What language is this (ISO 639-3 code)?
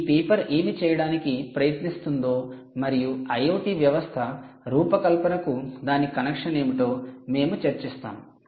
tel